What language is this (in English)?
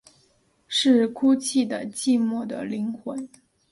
Chinese